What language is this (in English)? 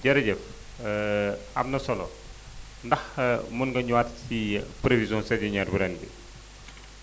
Wolof